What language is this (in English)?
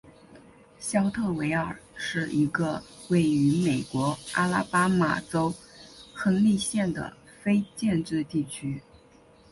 Chinese